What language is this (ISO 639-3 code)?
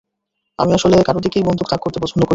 ben